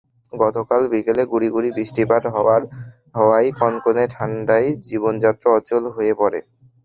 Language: Bangla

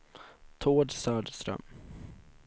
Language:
Swedish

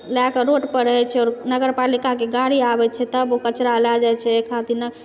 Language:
Maithili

